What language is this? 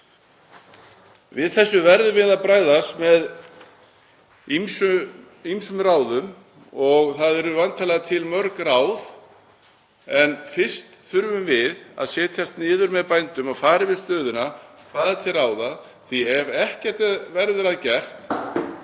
Icelandic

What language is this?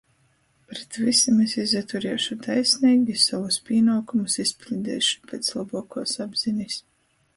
Latgalian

